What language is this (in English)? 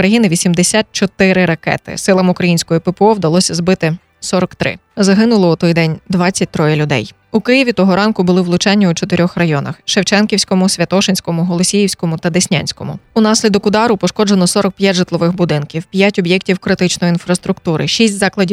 Ukrainian